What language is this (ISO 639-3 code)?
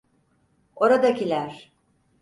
tur